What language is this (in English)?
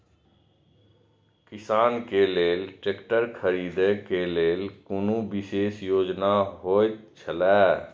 Maithili